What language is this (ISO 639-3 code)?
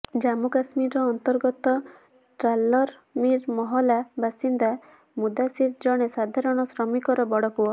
ori